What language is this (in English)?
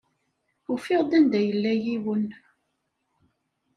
Kabyle